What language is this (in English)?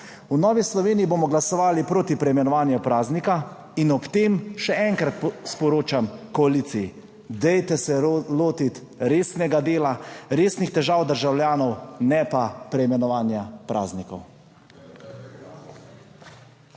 Slovenian